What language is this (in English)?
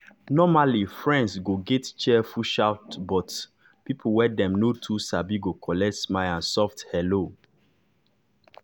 Nigerian Pidgin